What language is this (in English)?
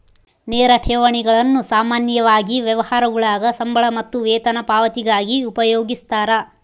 Kannada